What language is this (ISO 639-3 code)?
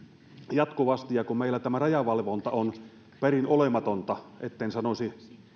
fin